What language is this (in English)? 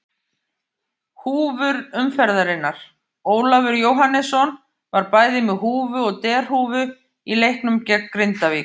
Icelandic